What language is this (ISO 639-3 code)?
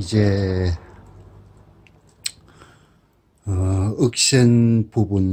kor